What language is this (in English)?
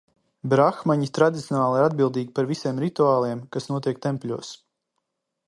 Latvian